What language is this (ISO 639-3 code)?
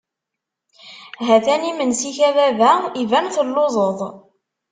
kab